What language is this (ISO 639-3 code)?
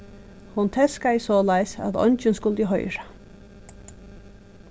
fao